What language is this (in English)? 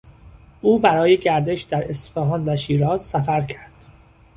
Persian